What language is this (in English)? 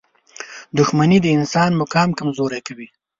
Pashto